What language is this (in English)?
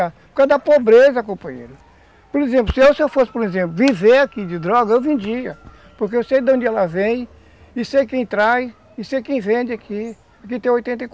Portuguese